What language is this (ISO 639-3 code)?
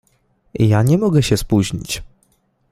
pol